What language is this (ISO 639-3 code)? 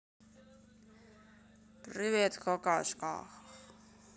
rus